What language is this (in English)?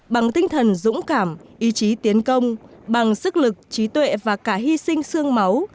Vietnamese